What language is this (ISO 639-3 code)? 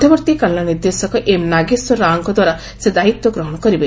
ori